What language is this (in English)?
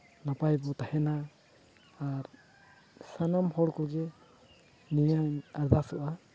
Santali